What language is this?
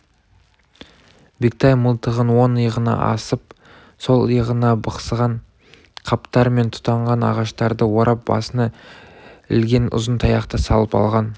Kazakh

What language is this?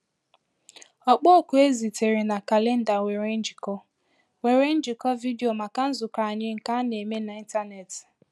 Igbo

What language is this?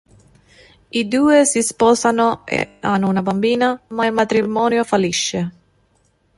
Italian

